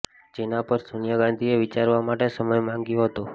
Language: Gujarati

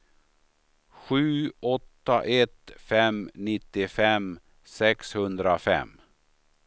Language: Swedish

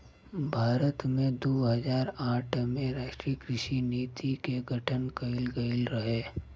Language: Bhojpuri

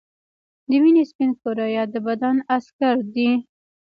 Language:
Pashto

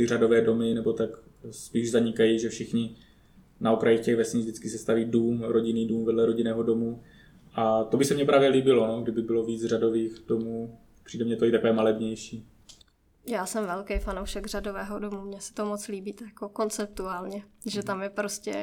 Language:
Czech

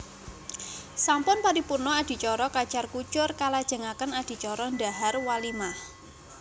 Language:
Javanese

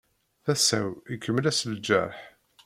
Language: Kabyle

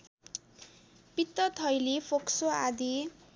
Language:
Nepali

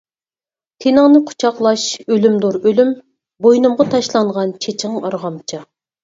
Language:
Uyghur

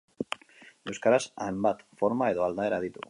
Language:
Basque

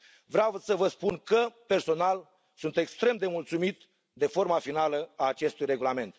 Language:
Romanian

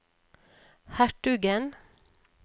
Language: Norwegian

